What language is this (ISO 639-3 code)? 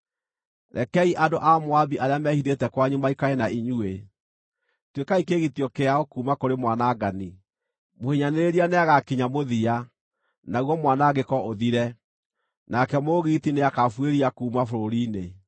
kik